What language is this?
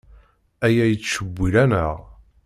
Kabyle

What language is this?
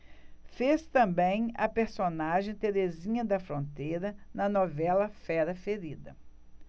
Portuguese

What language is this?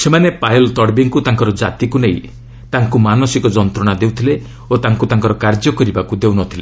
Odia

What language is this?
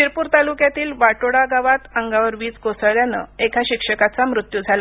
Marathi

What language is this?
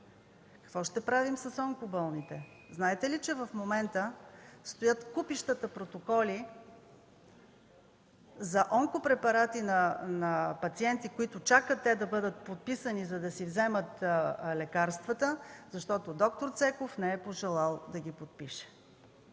Bulgarian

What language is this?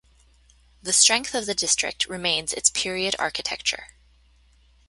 English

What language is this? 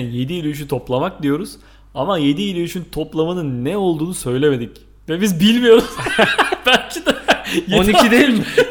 Turkish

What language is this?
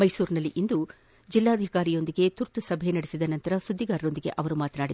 Kannada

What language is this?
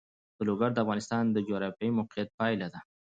Pashto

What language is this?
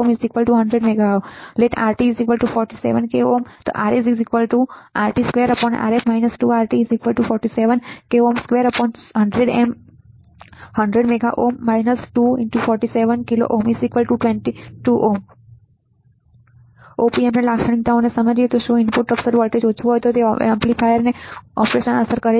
Gujarati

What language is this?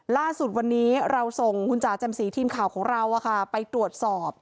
Thai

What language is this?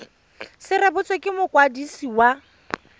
Tswana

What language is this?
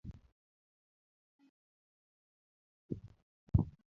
Luo (Kenya and Tanzania)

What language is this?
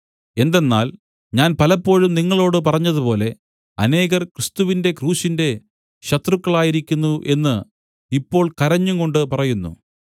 Malayalam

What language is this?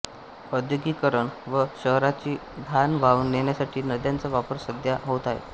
Marathi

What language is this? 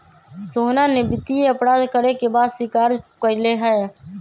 Magahi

